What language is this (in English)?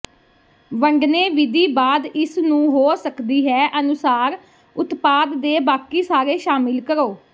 Punjabi